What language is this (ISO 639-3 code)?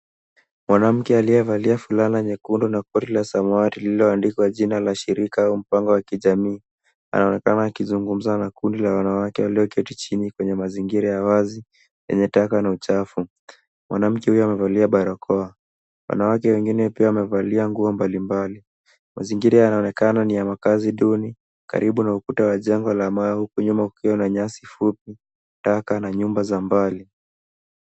swa